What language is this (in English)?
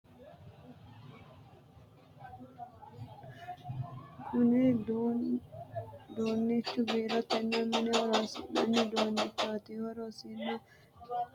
Sidamo